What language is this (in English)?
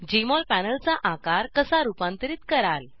Marathi